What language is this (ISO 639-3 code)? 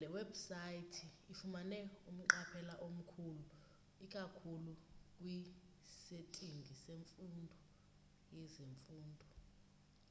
xho